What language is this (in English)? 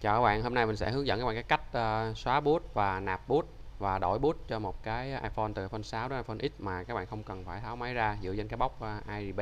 Vietnamese